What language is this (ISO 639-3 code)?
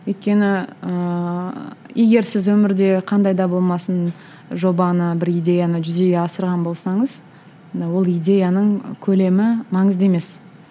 kaz